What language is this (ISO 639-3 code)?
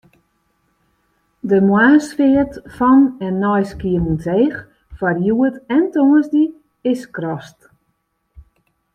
fry